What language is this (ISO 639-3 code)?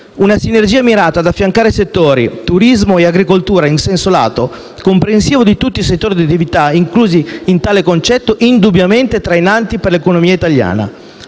ita